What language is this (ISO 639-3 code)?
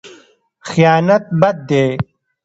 pus